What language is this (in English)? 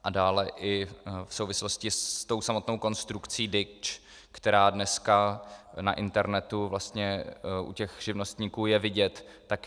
Czech